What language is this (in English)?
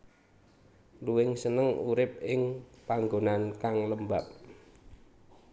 Javanese